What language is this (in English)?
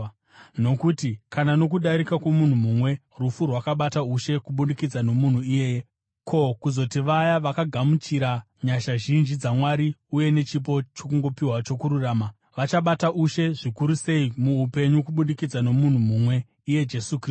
Shona